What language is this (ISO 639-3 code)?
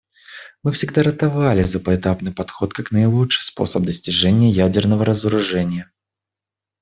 rus